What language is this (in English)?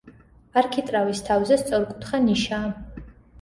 Georgian